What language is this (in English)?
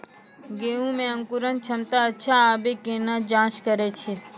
Maithili